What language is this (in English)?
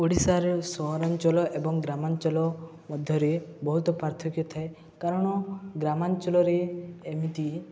Odia